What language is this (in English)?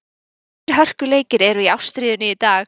Icelandic